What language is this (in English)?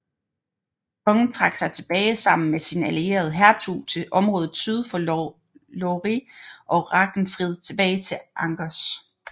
Danish